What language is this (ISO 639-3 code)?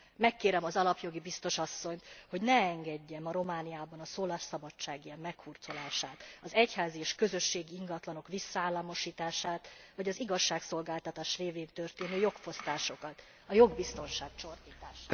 hun